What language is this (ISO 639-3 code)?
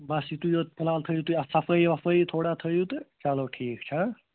kas